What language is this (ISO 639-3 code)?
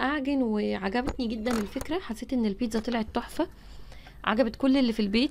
ara